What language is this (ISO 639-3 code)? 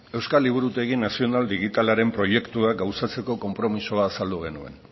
eus